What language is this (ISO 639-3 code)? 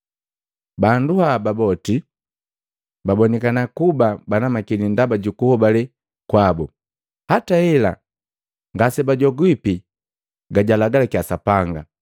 mgv